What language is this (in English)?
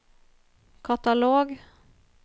Norwegian